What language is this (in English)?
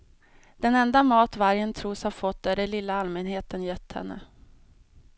Swedish